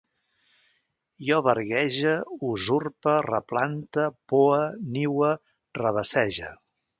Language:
Catalan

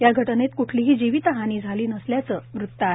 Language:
Marathi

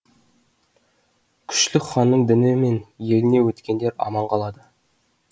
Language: Kazakh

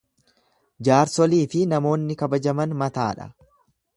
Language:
Oromo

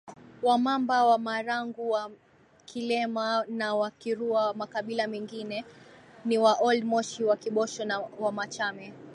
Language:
Swahili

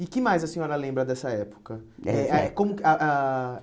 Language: Portuguese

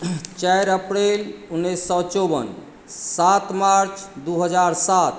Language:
Maithili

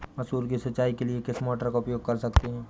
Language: Hindi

